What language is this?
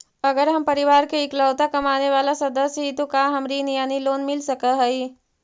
Magahi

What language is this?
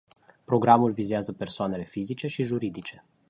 Romanian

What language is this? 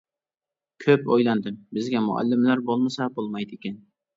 Uyghur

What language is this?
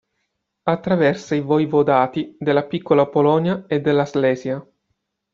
Italian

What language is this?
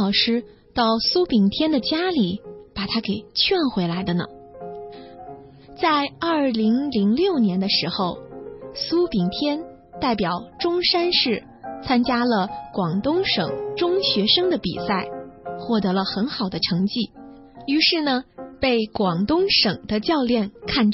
Chinese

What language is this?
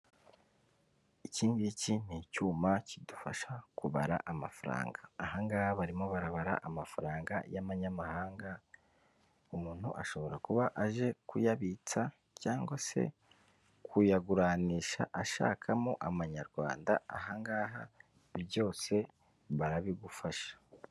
Kinyarwanda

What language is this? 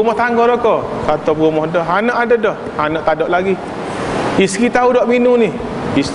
Malay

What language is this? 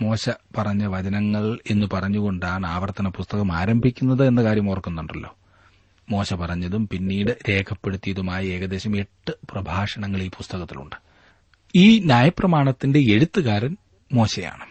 Malayalam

